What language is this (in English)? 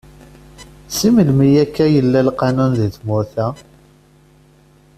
Kabyle